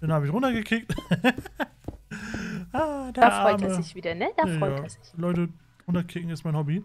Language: German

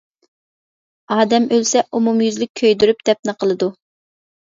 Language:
Uyghur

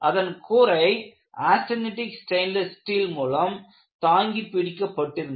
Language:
Tamil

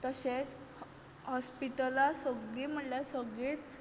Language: Konkani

